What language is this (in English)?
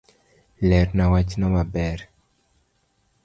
Luo (Kenya and Tanzania)